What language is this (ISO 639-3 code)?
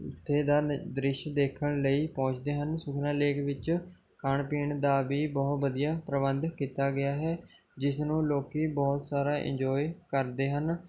pan